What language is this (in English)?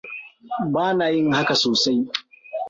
Hausa